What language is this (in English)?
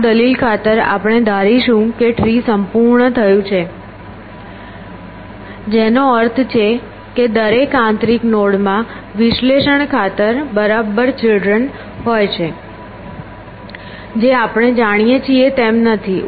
Gujarati